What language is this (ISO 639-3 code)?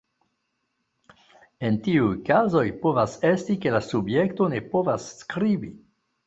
epo